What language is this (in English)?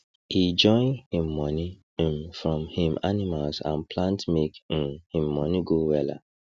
Nigerian Pidgin